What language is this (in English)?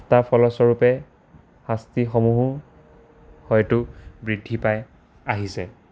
Assamese